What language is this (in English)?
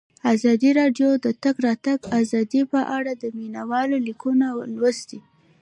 Pashto